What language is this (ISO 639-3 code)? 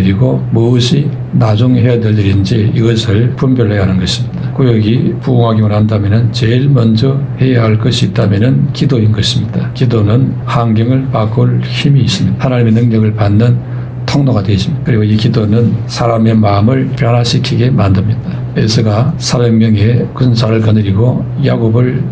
kor